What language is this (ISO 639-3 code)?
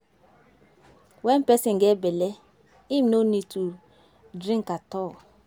pcm